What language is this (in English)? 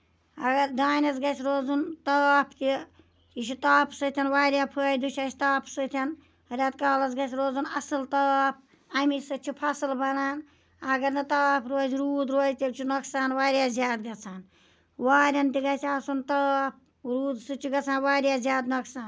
Kashmiri